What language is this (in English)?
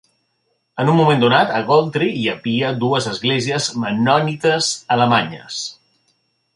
Catalan